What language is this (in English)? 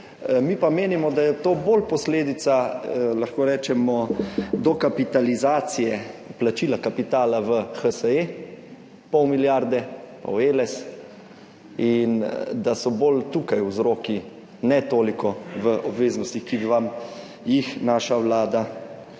Slovenian